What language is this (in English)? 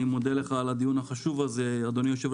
Hebrew